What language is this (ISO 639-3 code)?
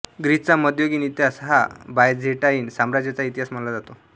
mar